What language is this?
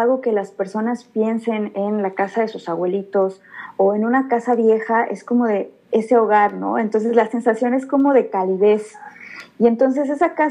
Spanish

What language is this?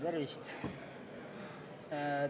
Estonian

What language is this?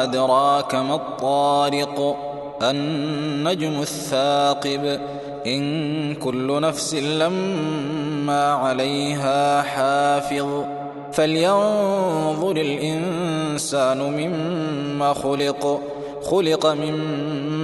Arabic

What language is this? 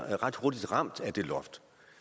Danish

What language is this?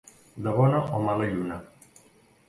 Catalan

